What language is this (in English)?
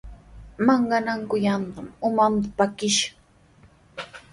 Sihuas Ancash Quechua